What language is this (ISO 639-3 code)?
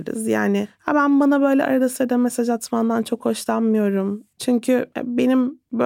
tur